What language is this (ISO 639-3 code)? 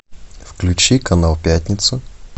rus